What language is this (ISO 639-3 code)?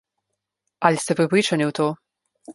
slv